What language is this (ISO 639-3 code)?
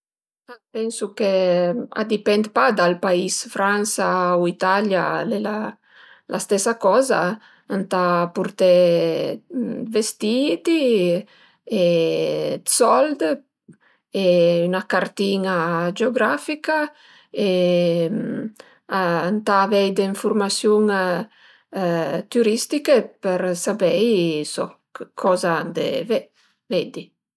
pms